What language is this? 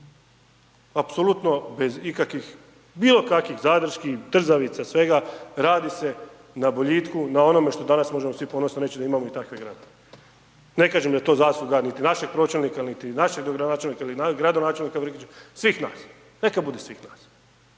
Croatian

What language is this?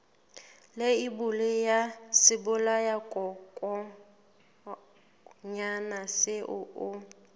Southern Sotho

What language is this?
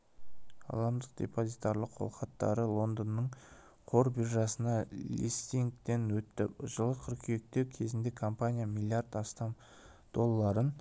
Kazakh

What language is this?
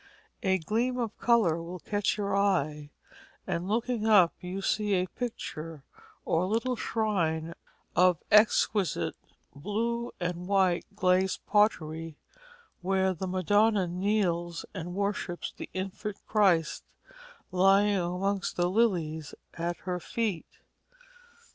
English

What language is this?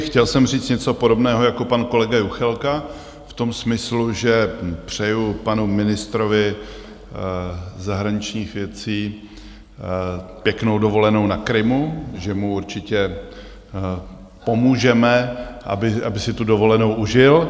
Czech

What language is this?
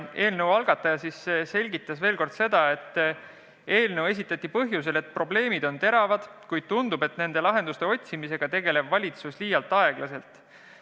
Estonian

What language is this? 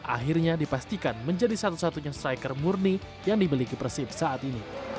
Indonesian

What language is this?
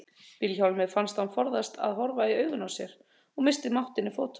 Icelandic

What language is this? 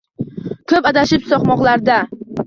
Uzbek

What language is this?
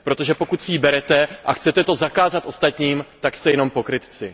Czech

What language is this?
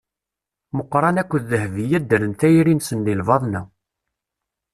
Kabyle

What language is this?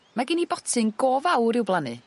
Welsh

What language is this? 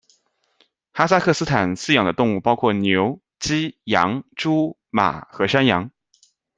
Chinese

